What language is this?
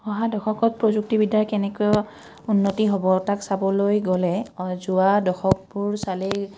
Assamese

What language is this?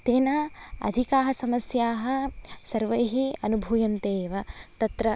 Sanskrit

